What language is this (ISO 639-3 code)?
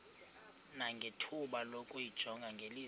xho